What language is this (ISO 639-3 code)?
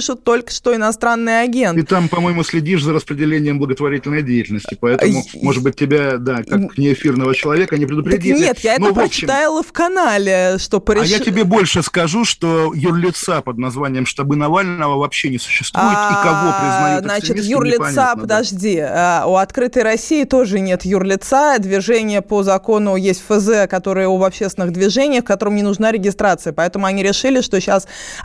rus